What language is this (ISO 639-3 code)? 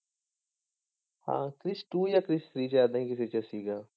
pan